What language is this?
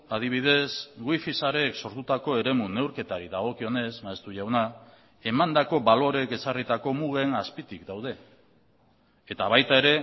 Basque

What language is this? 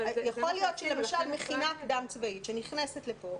Hebrew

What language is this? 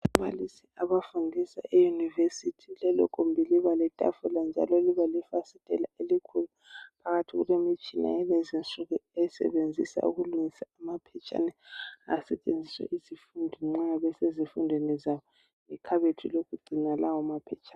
North Ndebele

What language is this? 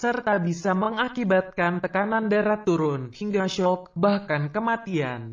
Indonesian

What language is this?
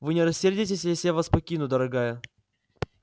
Russian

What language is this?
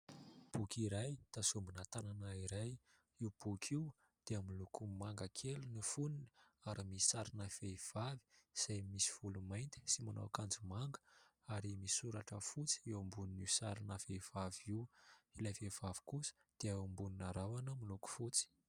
Malagasy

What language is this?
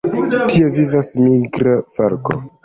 Esperanto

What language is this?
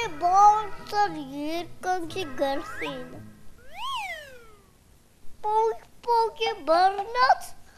Bulgarian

